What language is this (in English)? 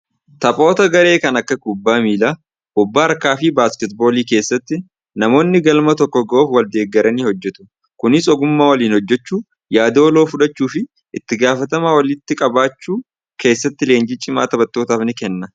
Oromo